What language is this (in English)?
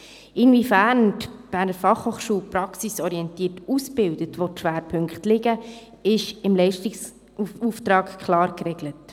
Swiss German